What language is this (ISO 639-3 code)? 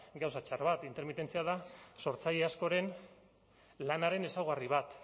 eus